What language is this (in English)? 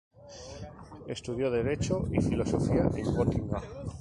Spanish